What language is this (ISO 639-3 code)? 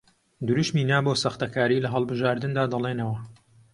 ckb